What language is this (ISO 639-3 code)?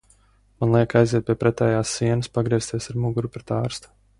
lav